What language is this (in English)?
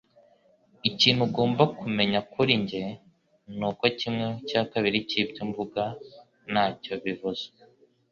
Kinyarwanda